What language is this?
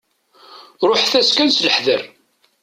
Kabyle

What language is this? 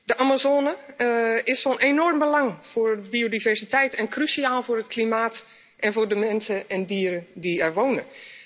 Dutch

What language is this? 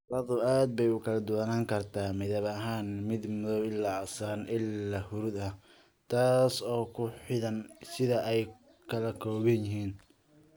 Somali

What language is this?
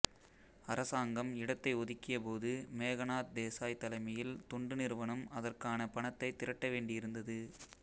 Tamil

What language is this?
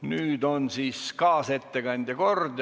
Estonian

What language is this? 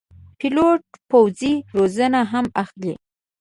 Pashto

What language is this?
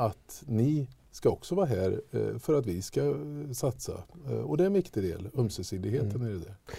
Swedish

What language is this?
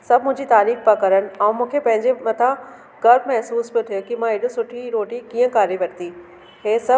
Sindhi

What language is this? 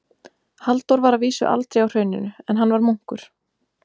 Icelandic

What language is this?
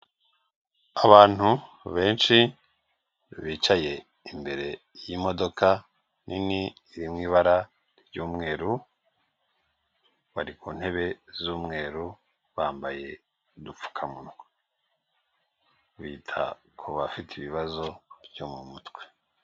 Kinyarwanda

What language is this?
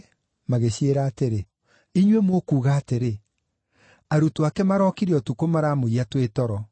Kikuyu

